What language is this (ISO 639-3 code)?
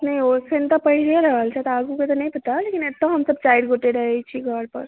mai